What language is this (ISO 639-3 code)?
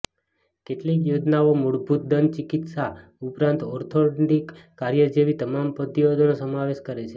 guj